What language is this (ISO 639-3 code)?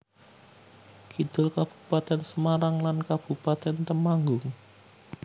jav